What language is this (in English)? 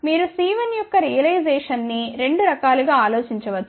Telugu